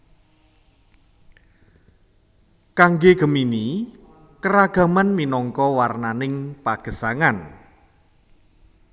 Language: Javanese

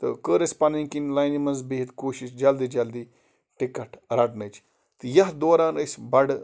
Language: Kashmiri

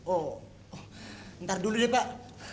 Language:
Indonesian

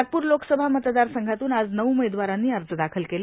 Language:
Marathi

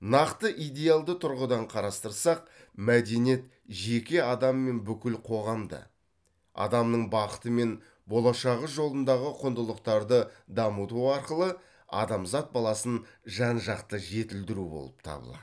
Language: Kazakh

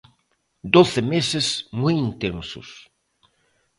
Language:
Galician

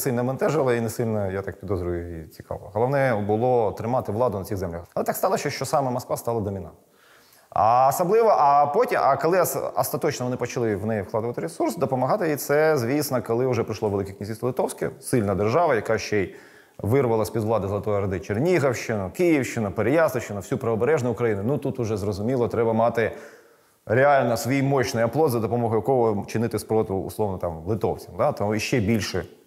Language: Ukrainian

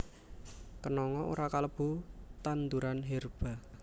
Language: Javanese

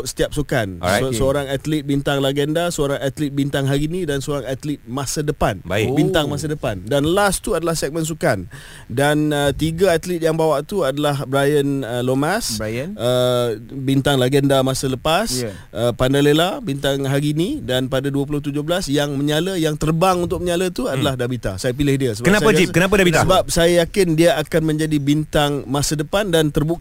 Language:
Malay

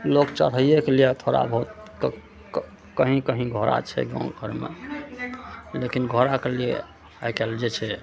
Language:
Maithili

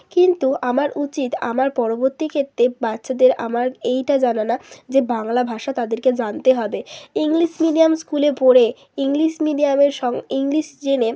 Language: Bangla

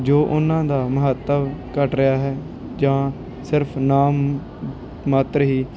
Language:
Punjabi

